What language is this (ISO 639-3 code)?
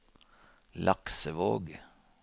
nor